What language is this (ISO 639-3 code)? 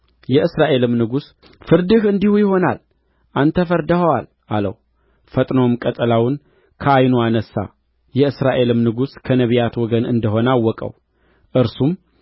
amh